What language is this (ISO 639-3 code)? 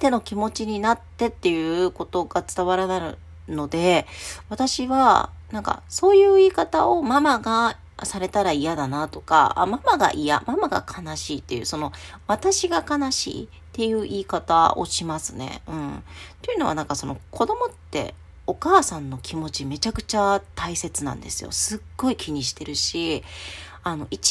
jpn